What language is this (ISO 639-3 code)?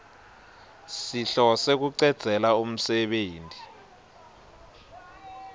ssw